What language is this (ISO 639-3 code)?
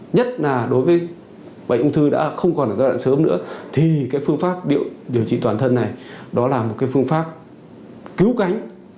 vie